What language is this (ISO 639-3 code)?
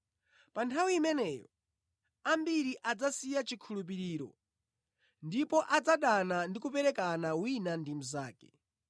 nya